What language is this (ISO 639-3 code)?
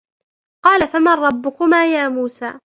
ara